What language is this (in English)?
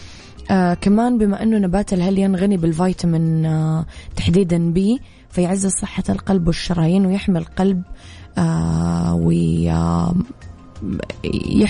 Arabic